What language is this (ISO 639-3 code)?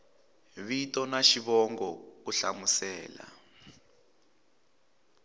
tso